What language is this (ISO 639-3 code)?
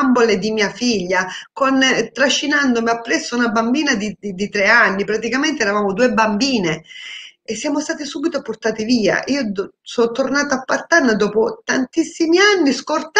ita